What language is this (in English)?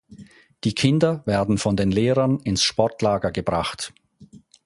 German